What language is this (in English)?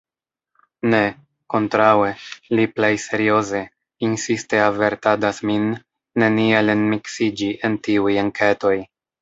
Esperanto